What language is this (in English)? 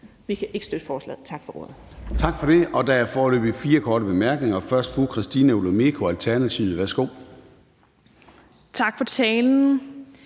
Danish